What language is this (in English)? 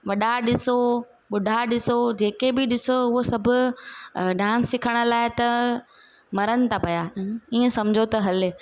Sindhi